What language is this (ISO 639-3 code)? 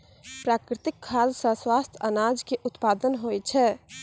mai